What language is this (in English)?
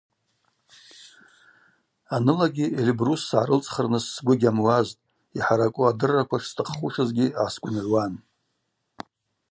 Abaza